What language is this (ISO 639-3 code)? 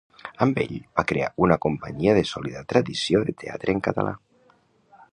cat